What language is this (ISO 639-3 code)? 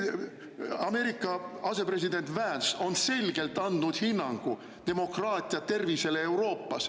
est